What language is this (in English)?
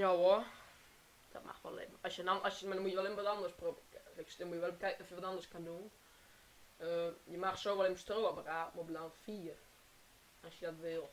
Dutch